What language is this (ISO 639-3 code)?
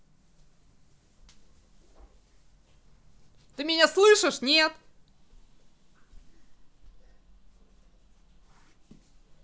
rus